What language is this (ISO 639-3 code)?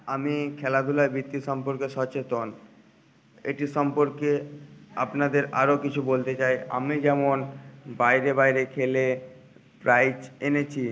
ben